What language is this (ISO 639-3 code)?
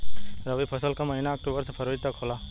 bho